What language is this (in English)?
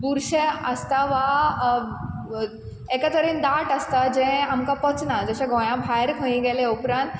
Konkani